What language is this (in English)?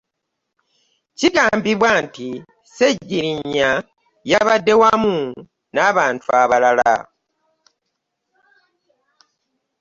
Ganda